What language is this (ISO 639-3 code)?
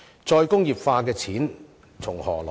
yue